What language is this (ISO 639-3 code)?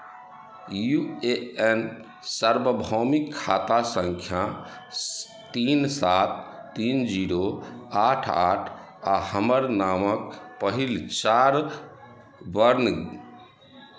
mai